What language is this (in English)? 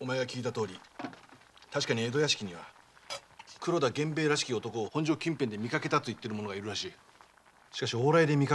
Japanese